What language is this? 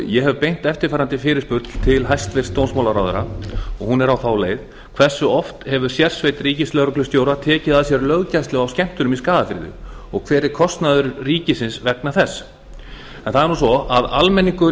Icelandic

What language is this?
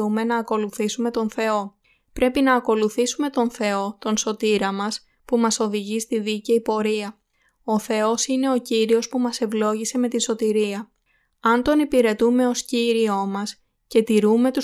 Greek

